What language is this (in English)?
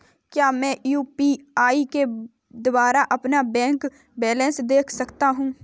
Hindi